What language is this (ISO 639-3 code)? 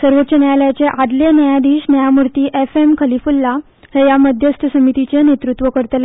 kok